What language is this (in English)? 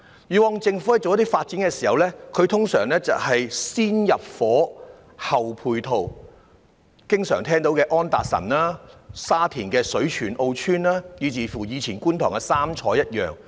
Cantonese